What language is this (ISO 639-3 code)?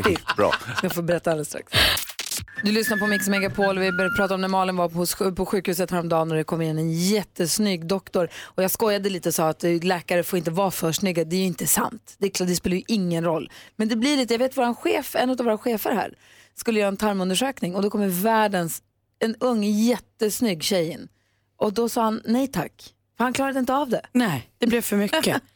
swe